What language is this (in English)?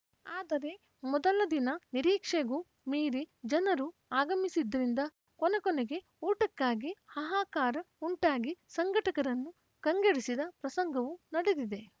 Kannada